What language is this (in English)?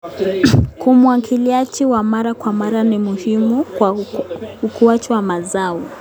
Kalenjin